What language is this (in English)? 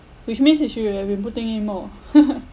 English